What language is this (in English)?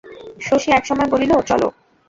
Bangla